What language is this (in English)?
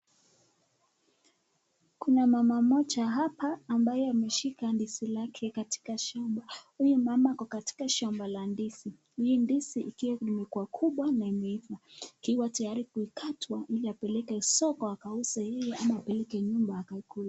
Swahili